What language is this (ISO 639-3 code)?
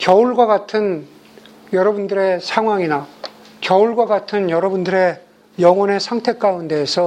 kor